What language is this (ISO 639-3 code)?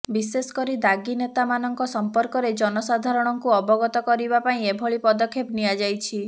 ori